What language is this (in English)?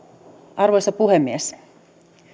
Finnish